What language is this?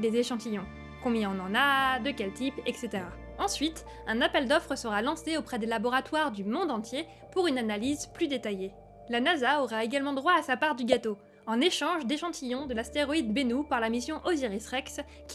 French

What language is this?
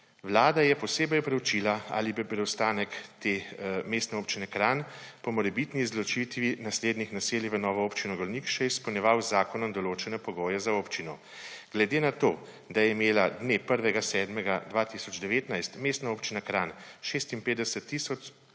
Slovenian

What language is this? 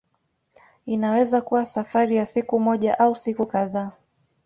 Swahili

